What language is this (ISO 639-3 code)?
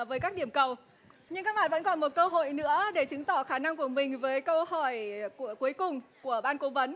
vie